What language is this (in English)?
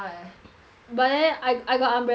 English